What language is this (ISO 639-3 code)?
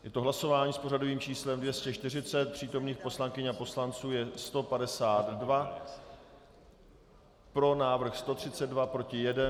ces